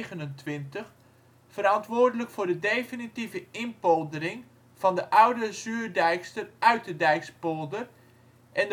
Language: Dutch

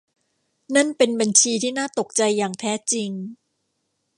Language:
Thai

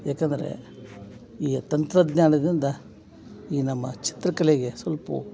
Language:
Kannada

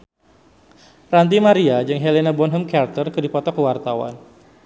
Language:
Sundanese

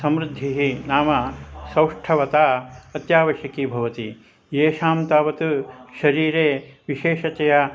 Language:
Sanskrit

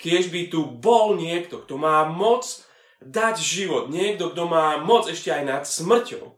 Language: Slovak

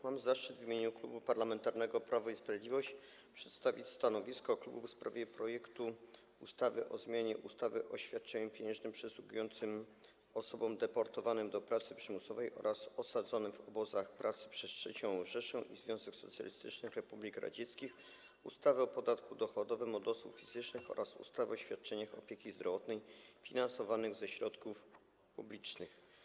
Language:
Polish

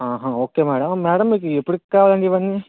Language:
Telugu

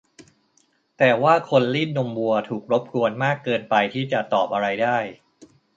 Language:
Thai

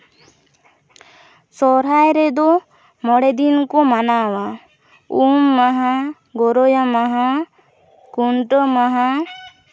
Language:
Santali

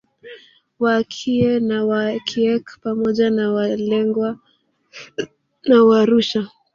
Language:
Swahili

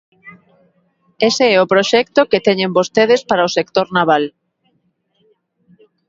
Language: Galician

